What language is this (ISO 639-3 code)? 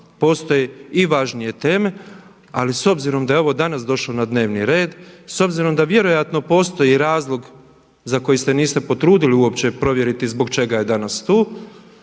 hrv